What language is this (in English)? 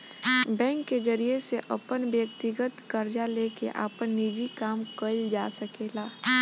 Bhojpuri